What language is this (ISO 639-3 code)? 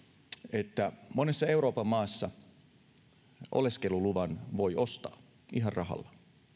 fin